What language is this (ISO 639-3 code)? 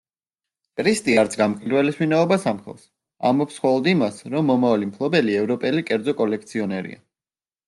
kat